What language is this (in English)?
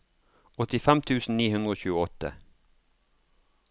Norwegian